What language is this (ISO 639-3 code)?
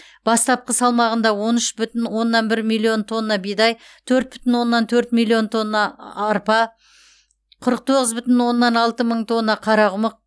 kaz